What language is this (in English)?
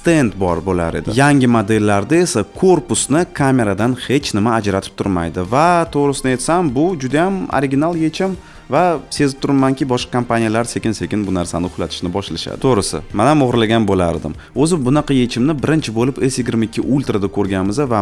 Turkish